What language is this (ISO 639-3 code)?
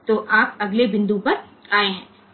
hin